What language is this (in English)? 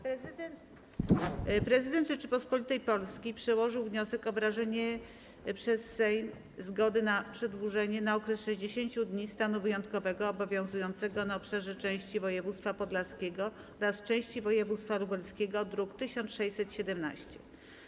Polish